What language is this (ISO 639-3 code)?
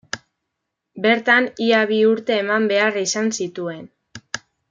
eus